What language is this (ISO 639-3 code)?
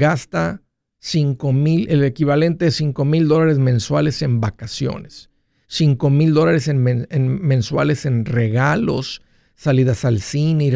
spa